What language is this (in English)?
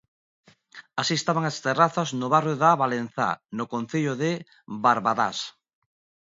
Galician